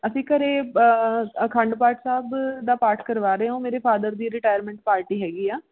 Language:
Punjabi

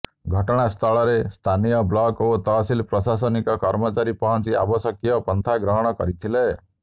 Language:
Odia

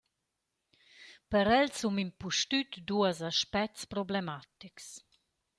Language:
Romansh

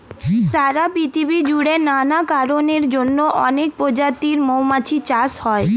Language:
Bangla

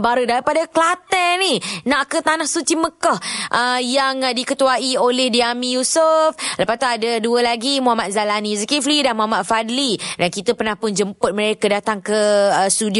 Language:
Malay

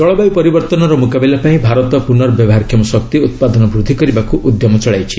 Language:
Odia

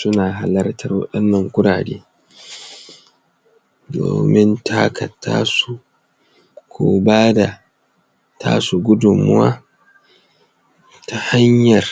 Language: Hausa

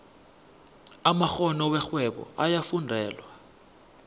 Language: South Ndebele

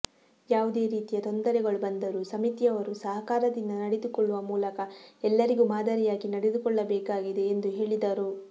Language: Kannada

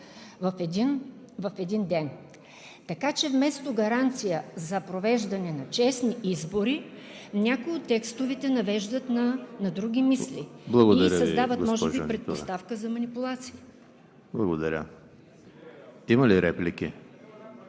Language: Bulgarian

